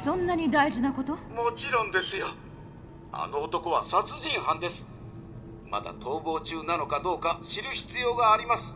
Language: Japanese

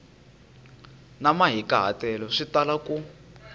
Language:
Tsonga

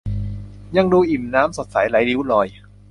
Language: Thai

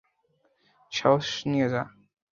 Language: Bangla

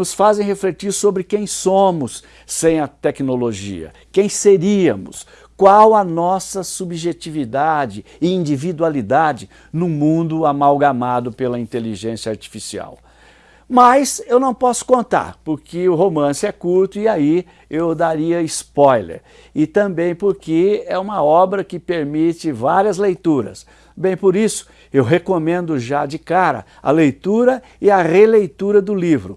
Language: Portuguese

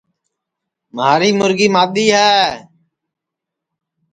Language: Sansi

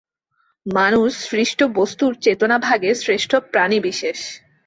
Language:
Bangla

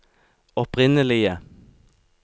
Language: Norwegian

